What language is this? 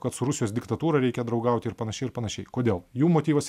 Lithuanian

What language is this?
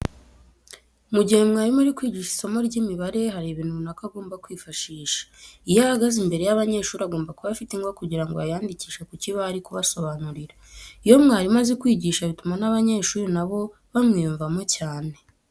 Kinyarwanda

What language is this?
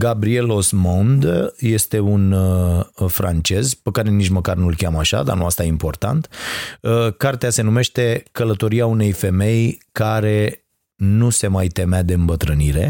Romanian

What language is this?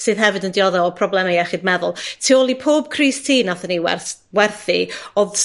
Welsh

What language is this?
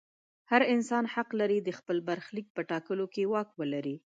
Pashto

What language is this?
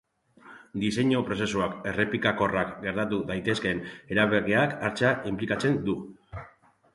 Basque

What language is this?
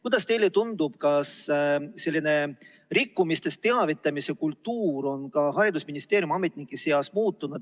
Estonian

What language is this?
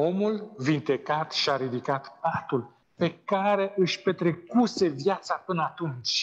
Romanian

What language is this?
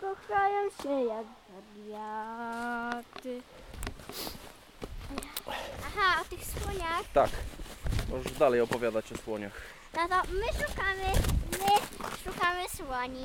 Polish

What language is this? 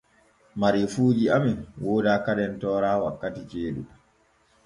Borgu Fulfulde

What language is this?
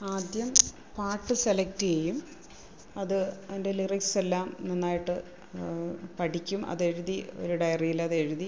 Malayalam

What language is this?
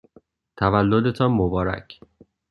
Persian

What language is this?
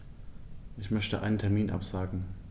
German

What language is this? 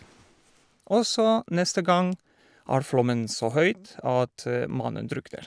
Norwegian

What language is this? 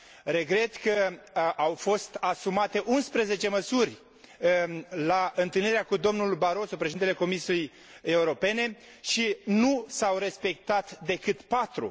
Romanian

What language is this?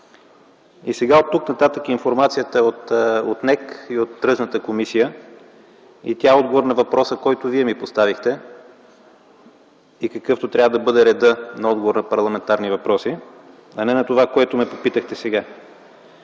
Bulgarian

